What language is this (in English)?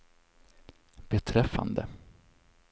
Swedish